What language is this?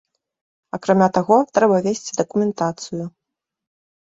Belarusian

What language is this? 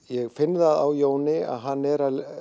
Icelandic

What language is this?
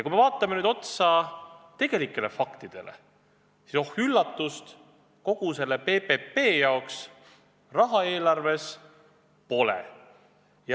Estonian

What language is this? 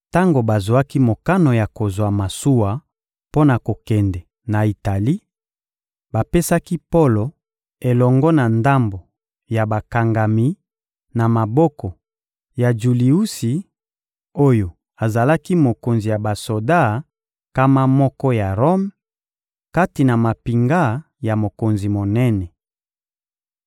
Lingala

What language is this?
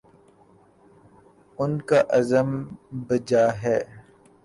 Urdu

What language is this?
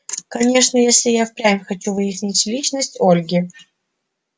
Russian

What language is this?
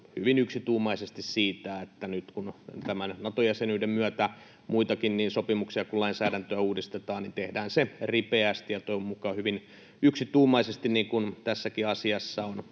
Finnish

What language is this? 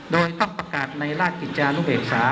Thai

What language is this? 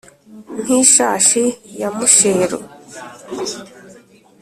Kinyarwanda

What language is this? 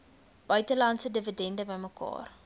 Afrikaans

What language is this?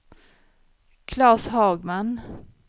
Swedish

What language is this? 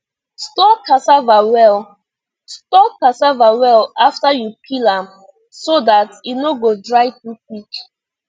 Nigerian Pidgin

